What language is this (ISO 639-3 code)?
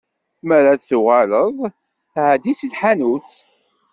kab